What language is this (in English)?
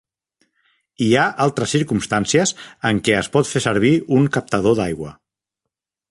Catalan